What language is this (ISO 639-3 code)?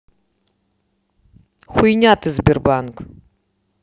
rus